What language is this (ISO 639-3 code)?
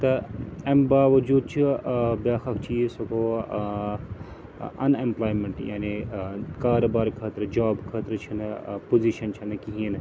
kas